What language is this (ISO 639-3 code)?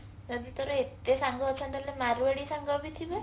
ori